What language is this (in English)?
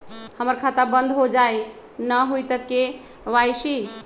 Magahi